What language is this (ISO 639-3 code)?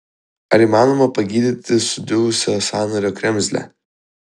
lit